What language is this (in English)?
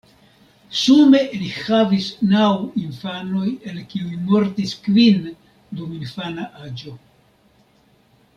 Esperanto